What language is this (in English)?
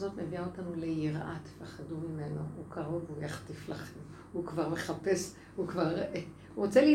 Hebrew